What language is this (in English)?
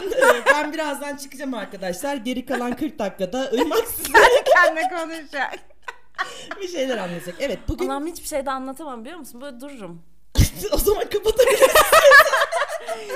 Turkish